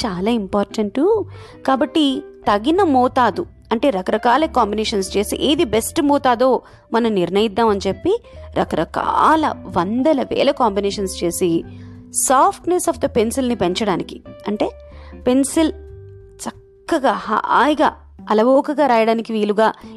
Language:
Telugu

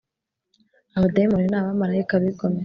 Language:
Kinyarwanda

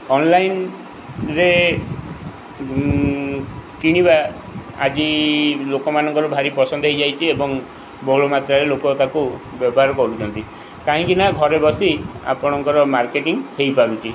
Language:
Odia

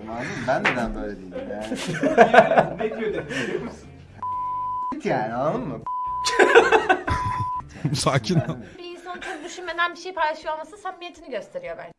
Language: Turkish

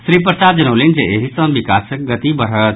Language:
Maithili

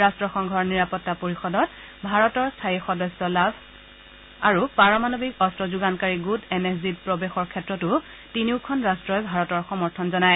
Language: Assamese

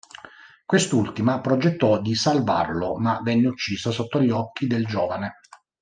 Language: Italian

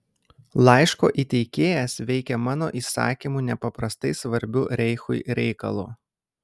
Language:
Lithuanian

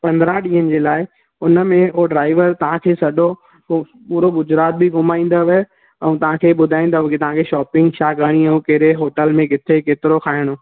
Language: Sindhi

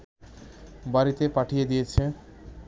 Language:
Bangla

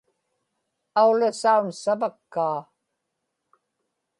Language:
Inupiaq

